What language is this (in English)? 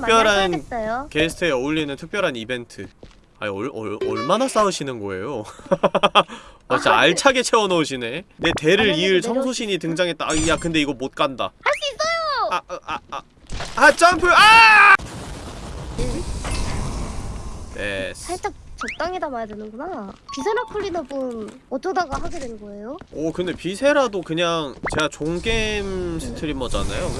Korean